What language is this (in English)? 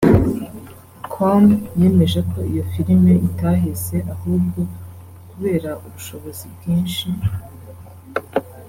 Kinyarwanda